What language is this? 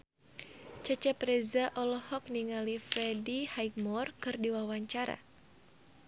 Sundanese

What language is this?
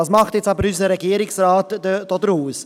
Swiss German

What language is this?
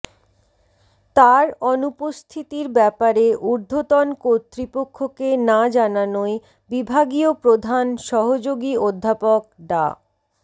Bangla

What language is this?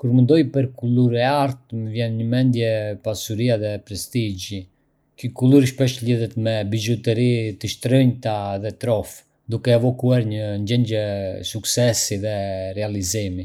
Arbëreshë Albanian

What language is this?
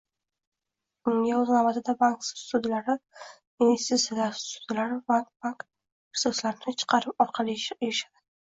Uzbek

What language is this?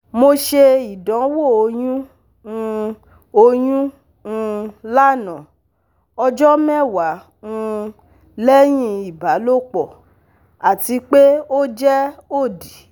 Yoruba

